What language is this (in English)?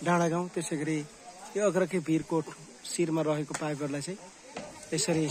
Arabic